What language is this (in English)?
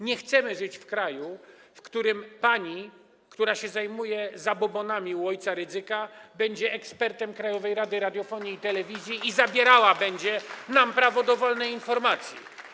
Polish